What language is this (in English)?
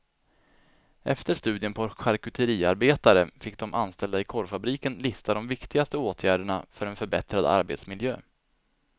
Swedish